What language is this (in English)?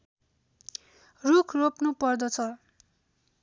Nepali